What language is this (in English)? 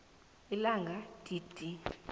South Ndebele